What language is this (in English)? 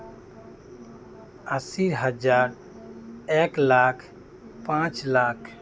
Santali